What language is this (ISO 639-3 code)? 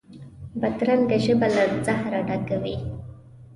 pus